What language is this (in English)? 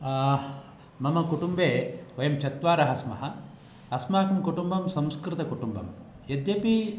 Sanskrit